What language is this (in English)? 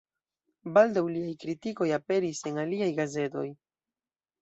Esperanto